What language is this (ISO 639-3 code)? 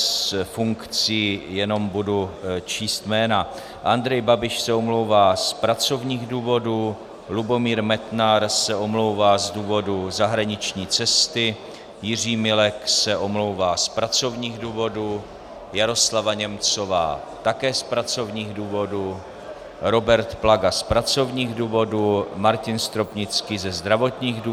ces